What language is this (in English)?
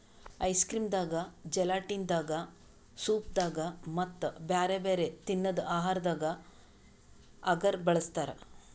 Kannada